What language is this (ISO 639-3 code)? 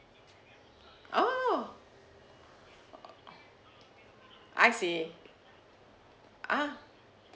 eng